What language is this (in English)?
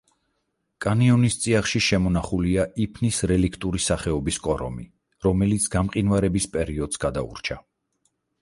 Georgian